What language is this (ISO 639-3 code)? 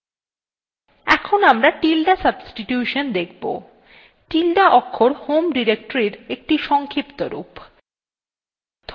ben